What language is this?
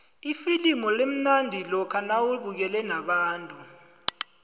South Ndebele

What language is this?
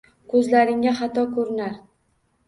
Uzbek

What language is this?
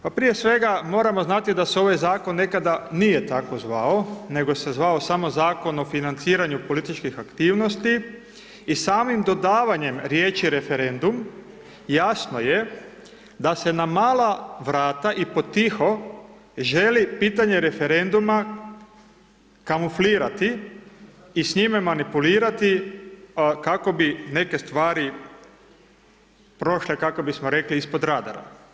Croatian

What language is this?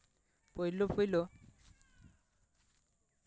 Santali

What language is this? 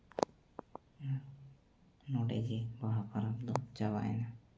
Santali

